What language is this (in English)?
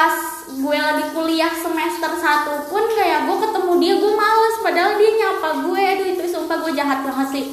Indonesian